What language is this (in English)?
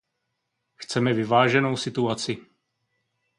Czech